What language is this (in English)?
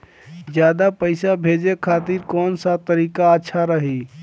Bhojpuri